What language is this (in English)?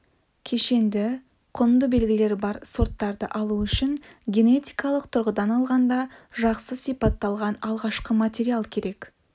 Kazakh